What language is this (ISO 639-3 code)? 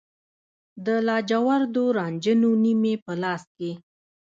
pus